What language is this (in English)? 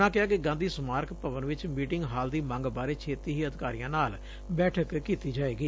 Punjabi